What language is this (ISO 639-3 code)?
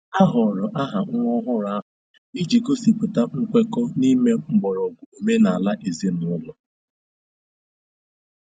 ibo